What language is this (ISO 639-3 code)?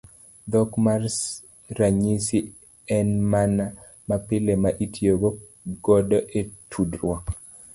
luo